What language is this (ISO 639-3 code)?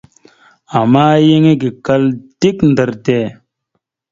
mxu